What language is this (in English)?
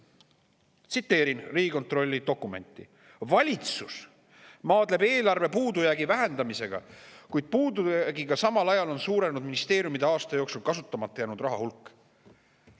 Estonian